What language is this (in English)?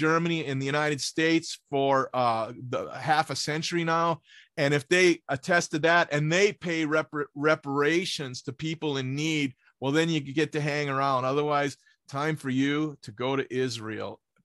English